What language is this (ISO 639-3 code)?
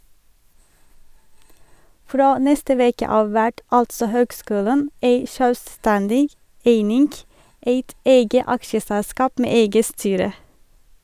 nor